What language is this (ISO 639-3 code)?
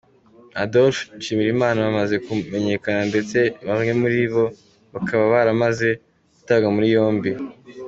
kin